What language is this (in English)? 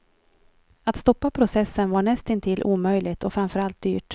Swedish